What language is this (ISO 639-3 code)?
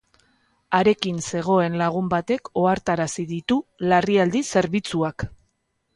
eus